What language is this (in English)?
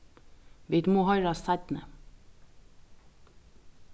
Faroese